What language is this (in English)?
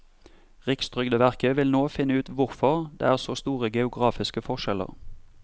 Norwegian